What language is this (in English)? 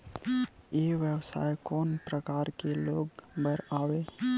Chhattisgarhi